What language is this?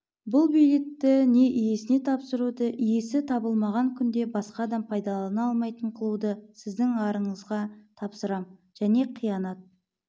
Kazakh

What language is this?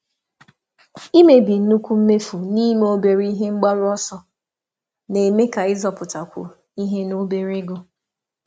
Igbo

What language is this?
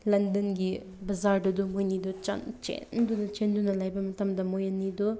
Manipuri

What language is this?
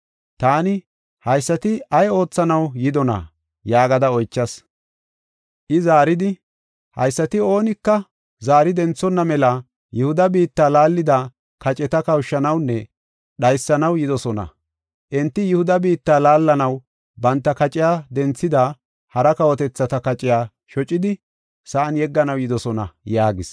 Gofa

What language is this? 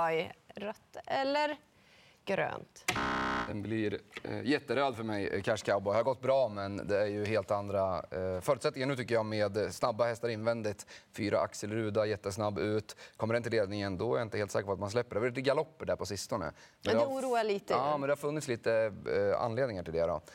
Swedish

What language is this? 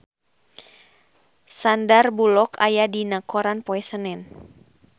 Sundanese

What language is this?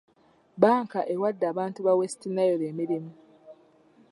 Ganda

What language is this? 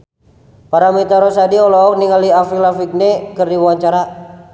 Sundanese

